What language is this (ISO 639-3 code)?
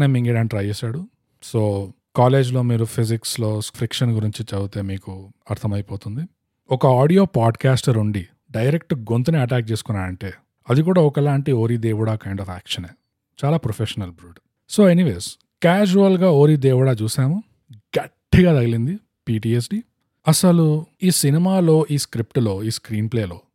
tel